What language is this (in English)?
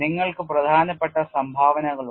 Malayalam